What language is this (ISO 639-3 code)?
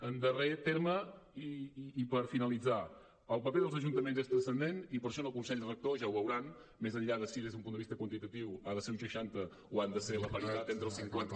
cat